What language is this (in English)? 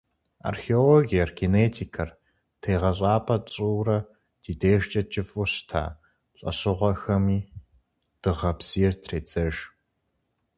Kabardian